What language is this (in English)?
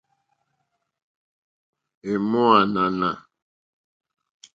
Mokpwe